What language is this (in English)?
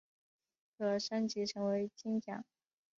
Chinese